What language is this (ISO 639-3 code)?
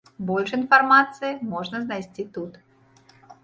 bel